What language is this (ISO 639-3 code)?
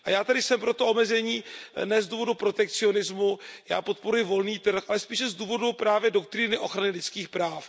ces